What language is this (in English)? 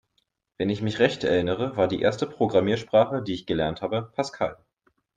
German